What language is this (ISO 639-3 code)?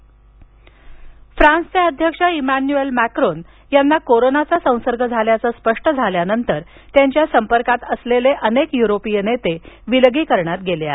mar